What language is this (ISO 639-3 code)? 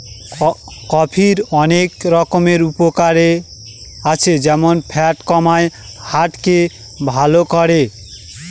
ben